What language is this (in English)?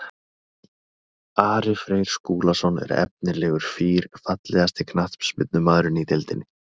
Icelandic